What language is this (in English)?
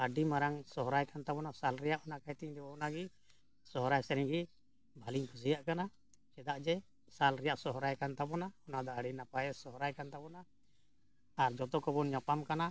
Santali